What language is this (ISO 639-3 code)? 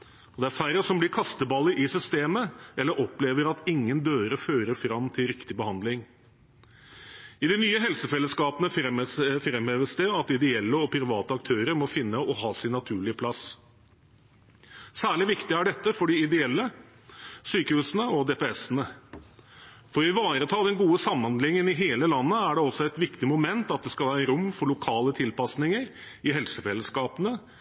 nob